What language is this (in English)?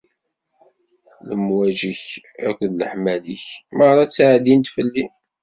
Kabyle